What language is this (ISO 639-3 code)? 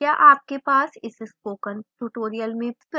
hin